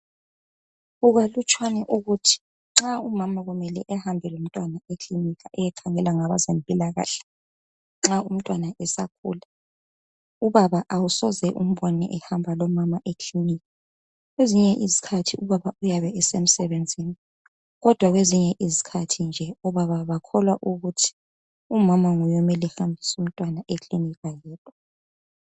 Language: North Ndebele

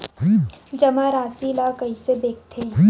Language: Chhattisgarhi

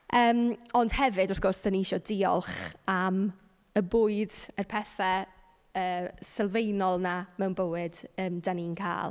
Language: Welsh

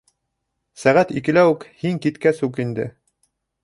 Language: Bashkir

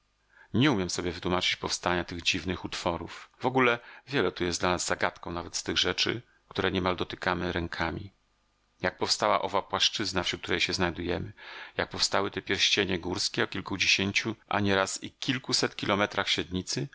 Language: Polish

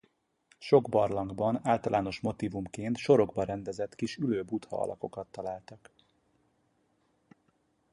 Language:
Hungarian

